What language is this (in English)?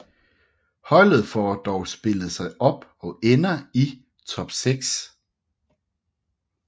Danish